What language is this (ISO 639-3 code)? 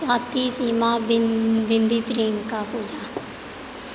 mai